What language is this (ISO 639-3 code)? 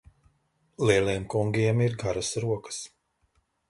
lav